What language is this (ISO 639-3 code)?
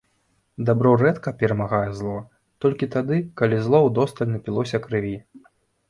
bel